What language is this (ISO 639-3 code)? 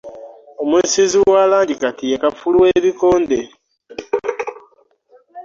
lug